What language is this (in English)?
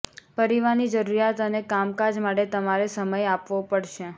Gujarati